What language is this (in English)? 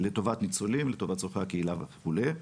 Hebrew